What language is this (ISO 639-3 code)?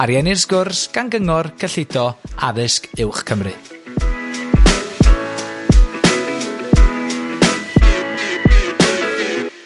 cym